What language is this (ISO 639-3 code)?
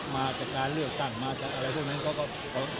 tha